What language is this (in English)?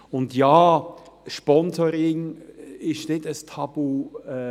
Swiss German